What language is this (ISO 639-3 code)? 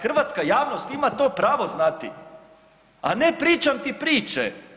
hrv